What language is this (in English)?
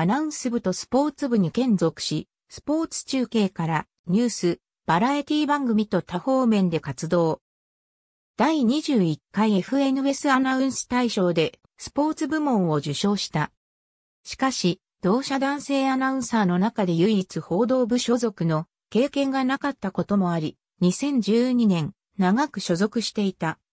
Japanese